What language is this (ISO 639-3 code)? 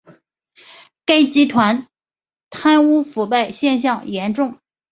zho